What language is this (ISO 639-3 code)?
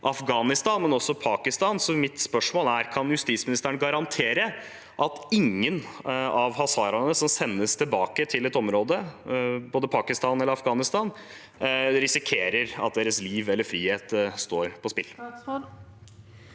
nor